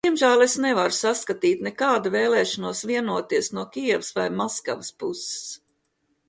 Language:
Latvian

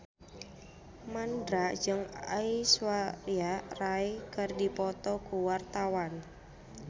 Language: Sundanese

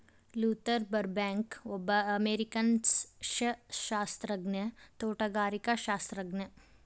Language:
Kannada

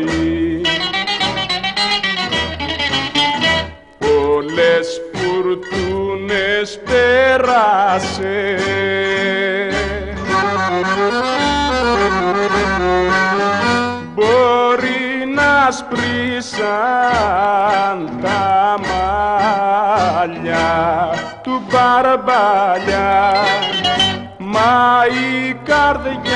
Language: Greek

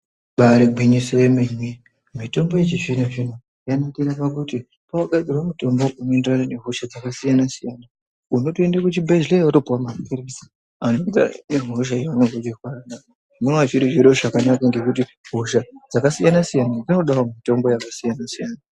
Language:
Ndau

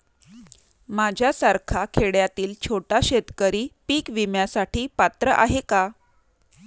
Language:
Marathi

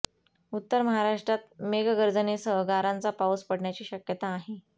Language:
Marathi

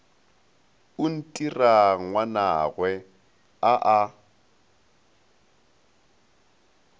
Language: Northern Sotho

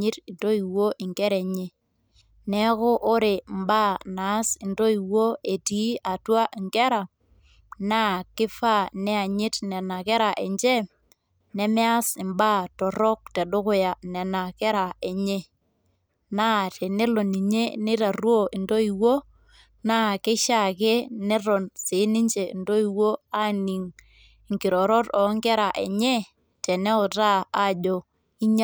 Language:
Masai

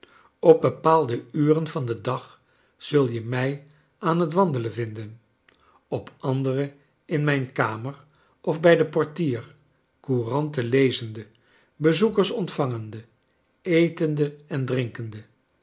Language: Dutch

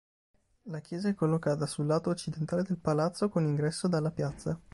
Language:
Italian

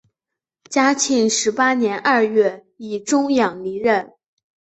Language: Chinese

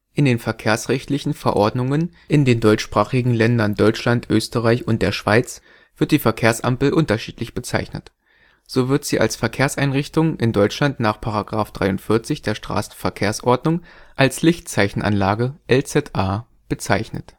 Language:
German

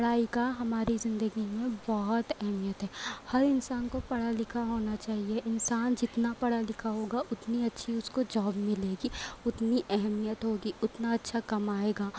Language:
Urdu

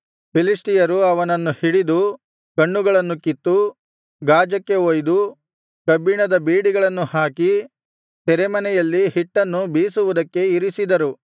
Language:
Kannada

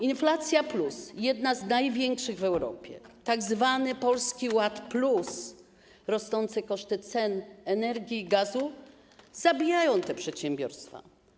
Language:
Polish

